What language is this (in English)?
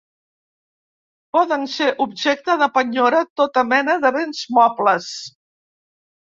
Catalan